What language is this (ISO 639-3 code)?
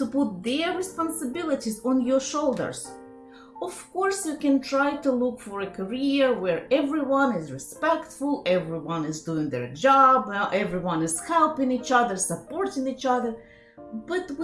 eng